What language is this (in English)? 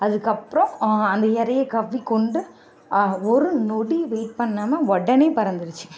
Tamil